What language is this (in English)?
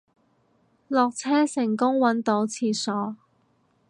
Cantonese